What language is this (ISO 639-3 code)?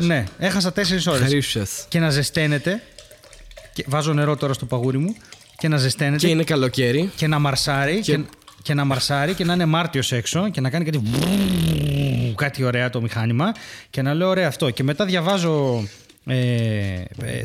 ell